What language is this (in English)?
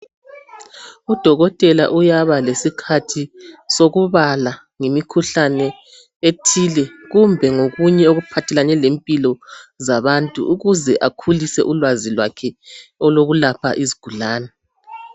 North Ndebele